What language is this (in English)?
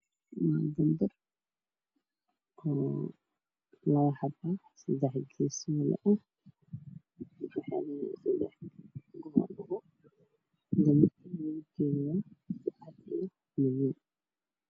Somali